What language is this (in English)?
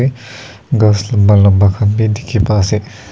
Naga Pidgin